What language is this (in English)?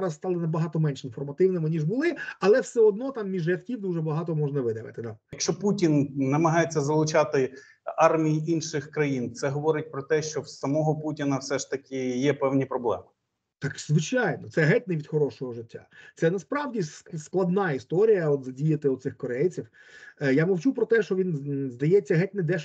Ukrainian